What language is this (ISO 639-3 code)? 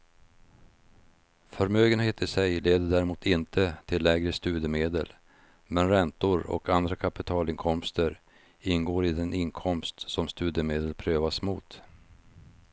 swe